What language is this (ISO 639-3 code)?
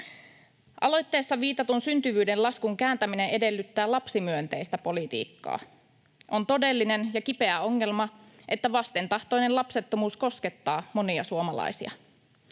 fin